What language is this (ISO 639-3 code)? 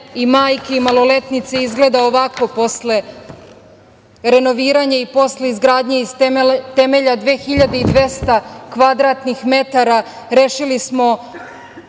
srp